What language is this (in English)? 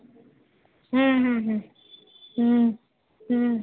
Punjabi